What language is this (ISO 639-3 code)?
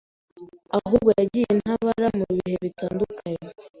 kin